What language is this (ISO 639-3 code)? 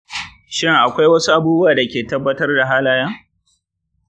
hau